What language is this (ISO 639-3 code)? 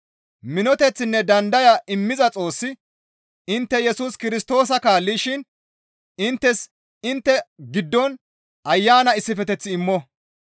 gmv